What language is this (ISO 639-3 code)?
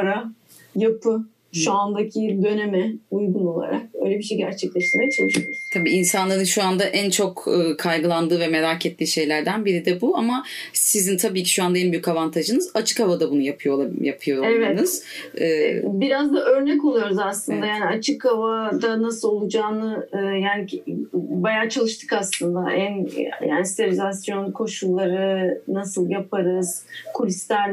tur